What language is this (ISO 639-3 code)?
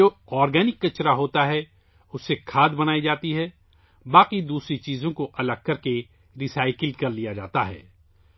urd